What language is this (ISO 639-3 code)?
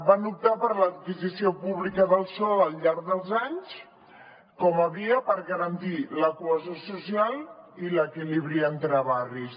cat